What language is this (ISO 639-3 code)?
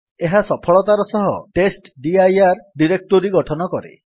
ori